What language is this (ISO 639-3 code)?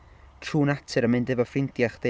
cym